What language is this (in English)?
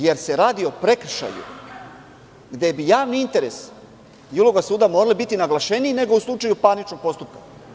Serbian